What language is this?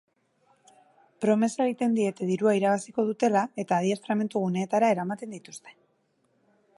Basque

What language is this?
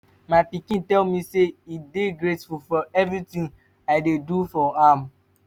Nigerian Pidgin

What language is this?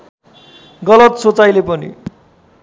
Nepali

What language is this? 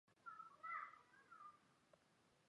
Chinese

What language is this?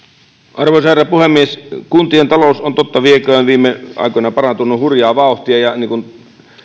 Finnish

